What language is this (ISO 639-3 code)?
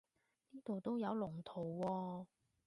yue